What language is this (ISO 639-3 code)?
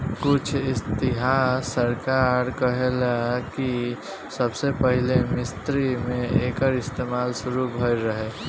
bho